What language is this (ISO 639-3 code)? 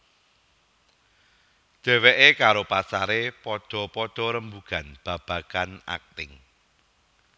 jav